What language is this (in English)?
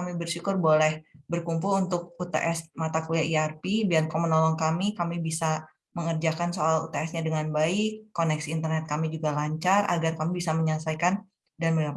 Indonesian